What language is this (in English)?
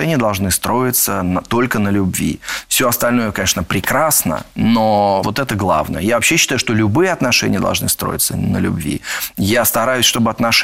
Russian